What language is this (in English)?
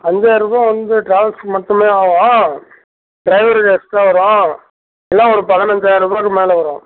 Tamil